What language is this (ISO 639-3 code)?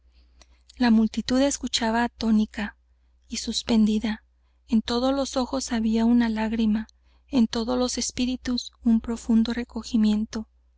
spa